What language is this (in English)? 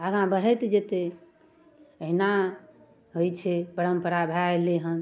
Maithili